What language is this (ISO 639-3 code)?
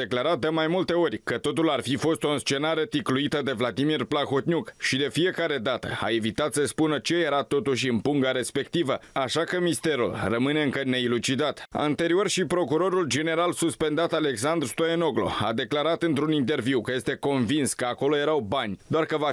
ron